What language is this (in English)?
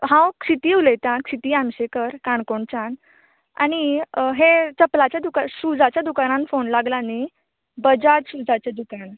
Konkani